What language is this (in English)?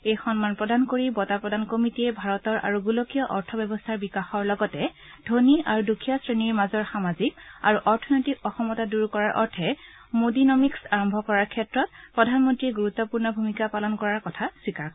Assamese